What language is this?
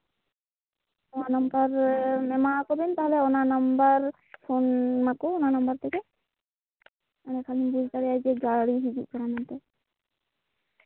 Santali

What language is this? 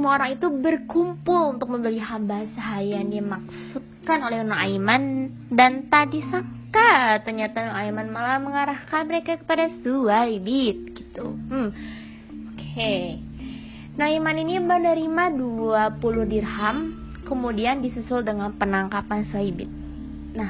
Indonesian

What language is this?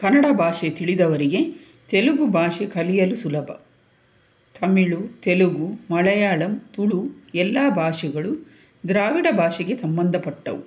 Kannada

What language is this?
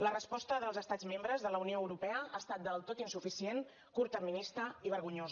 Catalan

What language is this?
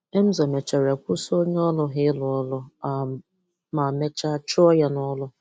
Igbo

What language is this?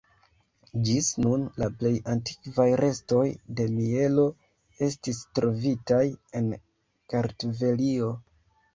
Esperanto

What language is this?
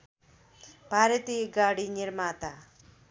Nepali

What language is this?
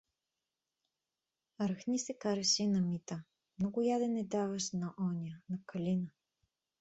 Bulgarian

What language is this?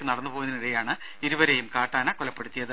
Malayalam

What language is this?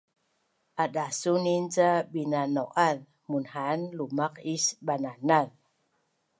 Bunun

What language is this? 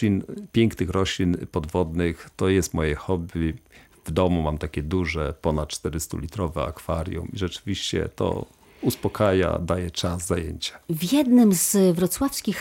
Polish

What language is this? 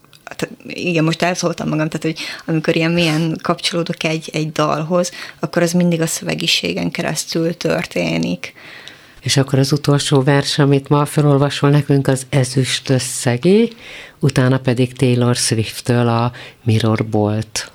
Hungarian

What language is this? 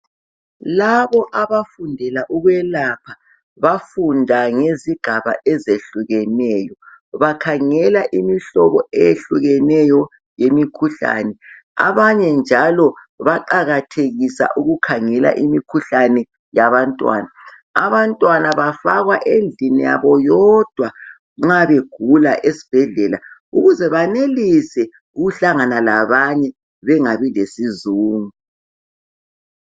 North Ndebele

